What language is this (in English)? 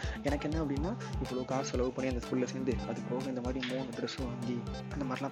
Tamil